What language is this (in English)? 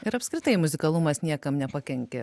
Lithuanian